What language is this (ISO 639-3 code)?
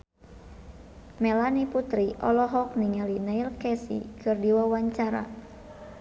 sun